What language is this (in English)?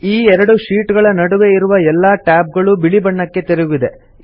Kannada